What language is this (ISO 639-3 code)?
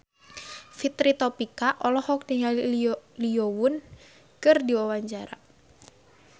sun